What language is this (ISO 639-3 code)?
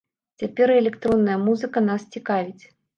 bel